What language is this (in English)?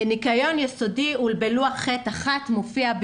Hebrew